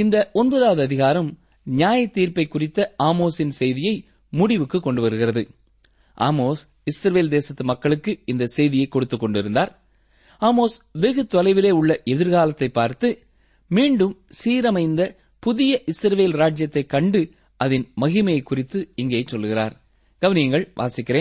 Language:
Tamil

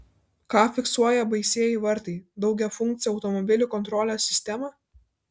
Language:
Lithuanian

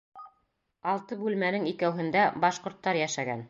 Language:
Bashkir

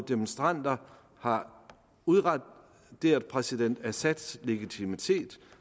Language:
Danish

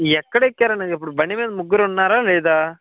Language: Telugu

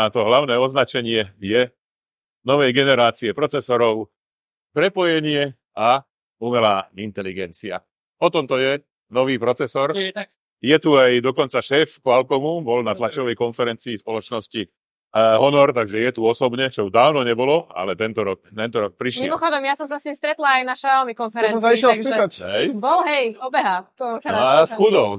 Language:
Slovak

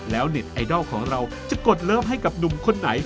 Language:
Thai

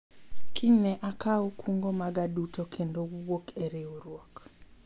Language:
Luo (Kenya and Tanzania)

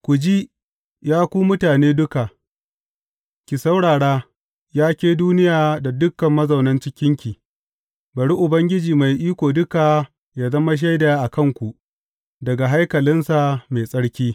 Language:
Hausa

